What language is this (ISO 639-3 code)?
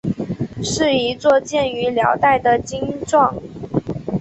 zho